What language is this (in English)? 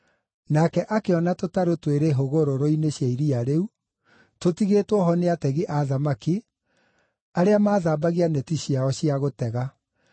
Kikuyu